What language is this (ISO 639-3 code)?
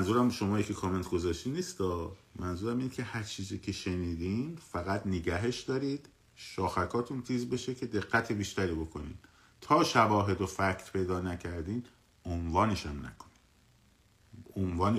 fas